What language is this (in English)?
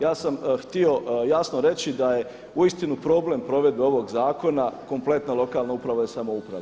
Croatian